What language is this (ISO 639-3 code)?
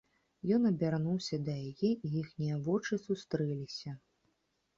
bel